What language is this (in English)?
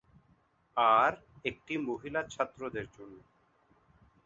Bangla